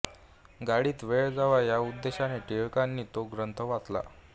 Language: Marathi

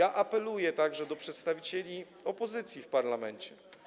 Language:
Polish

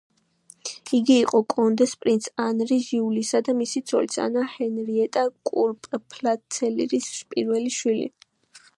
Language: Georgian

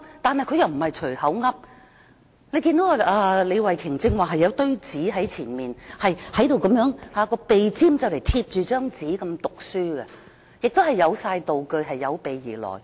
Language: Cantonese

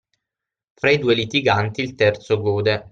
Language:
Italian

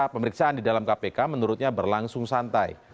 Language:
Indonesian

